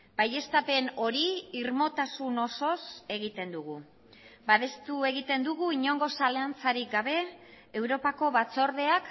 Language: Basque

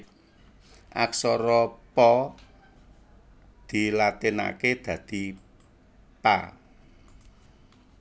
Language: Javanese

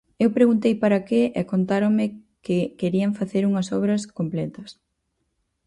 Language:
Galician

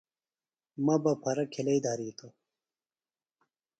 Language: Phalura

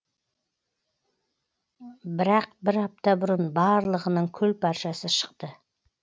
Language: Kazakh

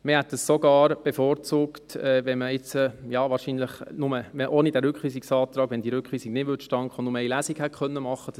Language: Swiss German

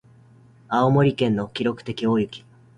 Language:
Japanese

